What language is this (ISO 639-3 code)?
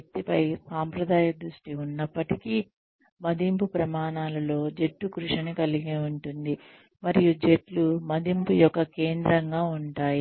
tel